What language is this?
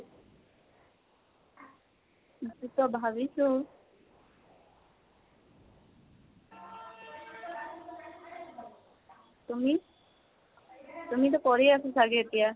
Assamese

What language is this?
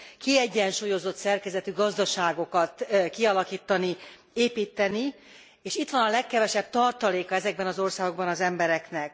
Hungarian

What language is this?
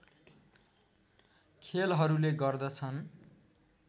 Nepali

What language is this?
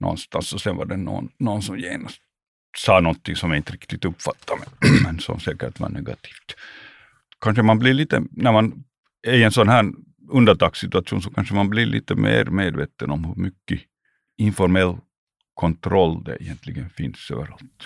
Swedish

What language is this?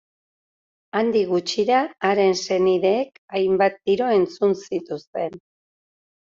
Basque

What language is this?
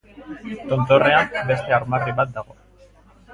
Basque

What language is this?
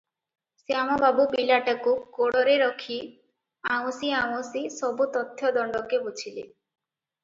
Odia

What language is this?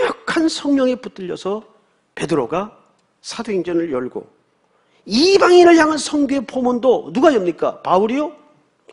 Korean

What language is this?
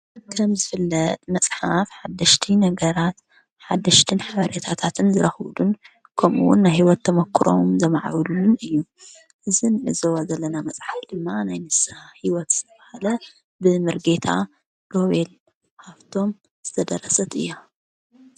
Tigrinya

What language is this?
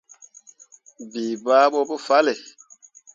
Mundang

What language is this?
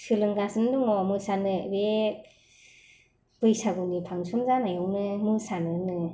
Bodo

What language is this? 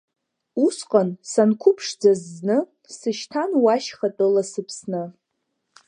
Abkhazian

